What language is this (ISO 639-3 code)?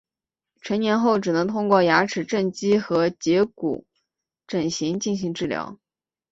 zho